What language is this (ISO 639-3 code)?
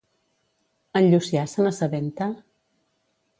cat